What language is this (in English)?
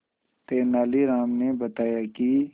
Hindi